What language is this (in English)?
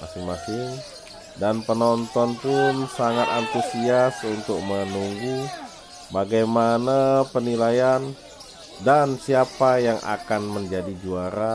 Indonesian